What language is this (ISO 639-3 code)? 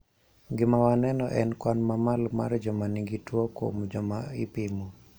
luo